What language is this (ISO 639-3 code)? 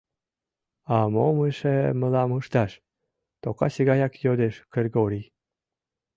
chm